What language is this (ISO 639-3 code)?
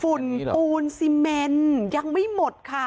tha